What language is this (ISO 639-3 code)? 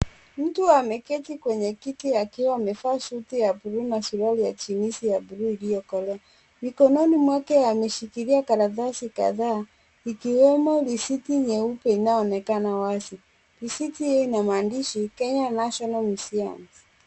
swa